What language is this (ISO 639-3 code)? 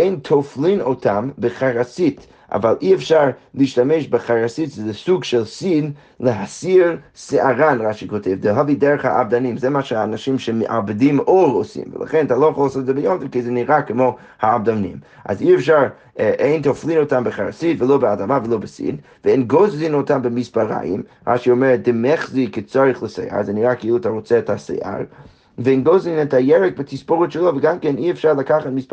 heb